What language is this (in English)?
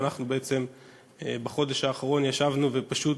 Hebrew